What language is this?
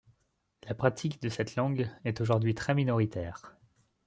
French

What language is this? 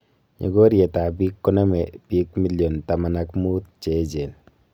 Kalenjin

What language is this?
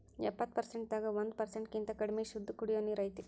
Kannada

